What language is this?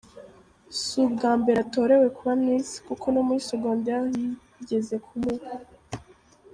Kinyarwanda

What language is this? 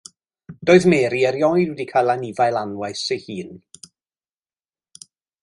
Welsh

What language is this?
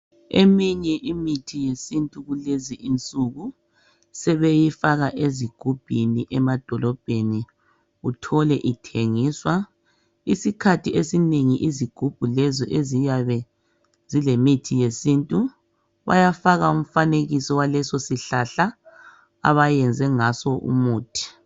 North Ndebele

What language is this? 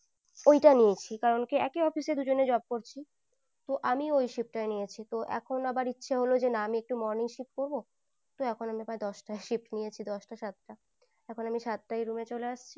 Bangla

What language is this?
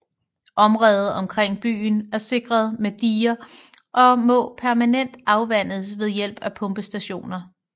Danish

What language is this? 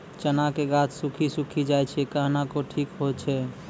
Maithili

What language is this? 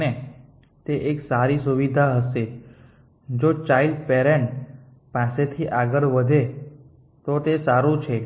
Gujarati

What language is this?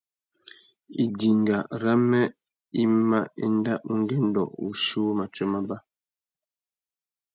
Tuki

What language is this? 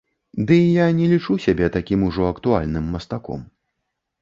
Belarusian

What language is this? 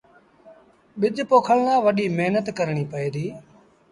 Sindhi Bhil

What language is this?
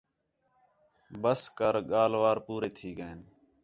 Khetrani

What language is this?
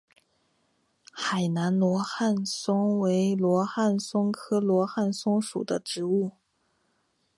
Chinese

